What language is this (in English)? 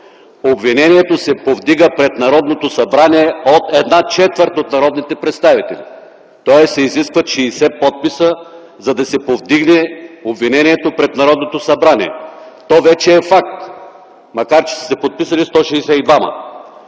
Bulgarian